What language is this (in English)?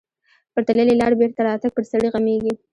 Pashto